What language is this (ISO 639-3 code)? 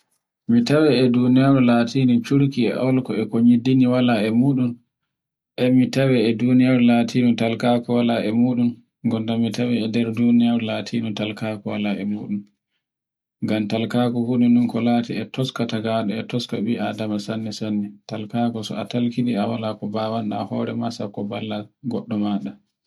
fue